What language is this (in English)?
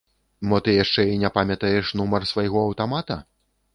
Belarusian